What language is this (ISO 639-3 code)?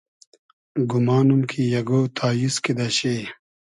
haz